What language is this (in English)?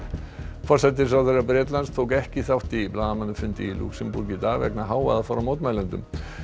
Icelandic